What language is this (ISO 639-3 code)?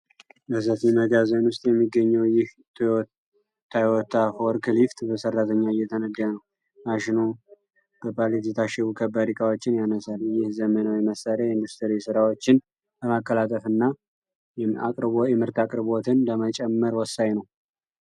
amh